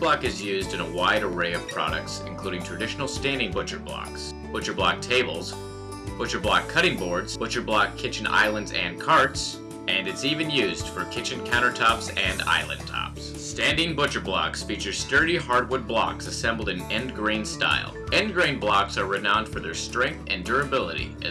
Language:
English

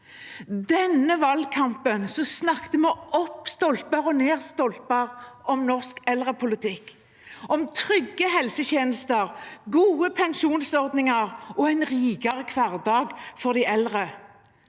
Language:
Norwegian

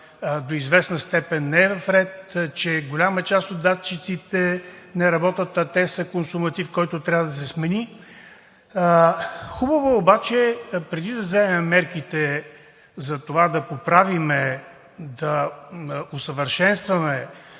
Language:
Bulgarian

